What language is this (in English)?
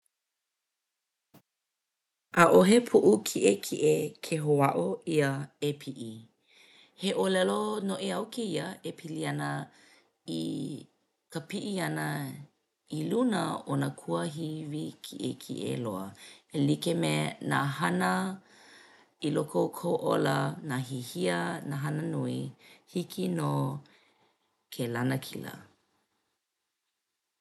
Hawaiian